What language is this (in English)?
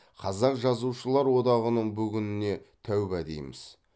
Kazakh